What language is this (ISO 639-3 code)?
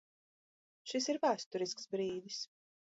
lav